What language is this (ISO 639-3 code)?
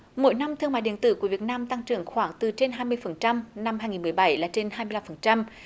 vie